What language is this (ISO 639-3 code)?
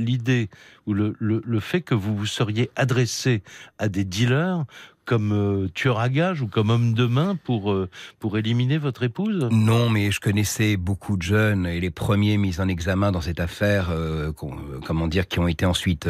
fra